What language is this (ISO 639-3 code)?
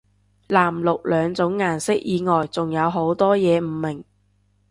yue